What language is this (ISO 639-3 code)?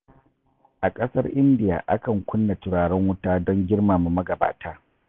hau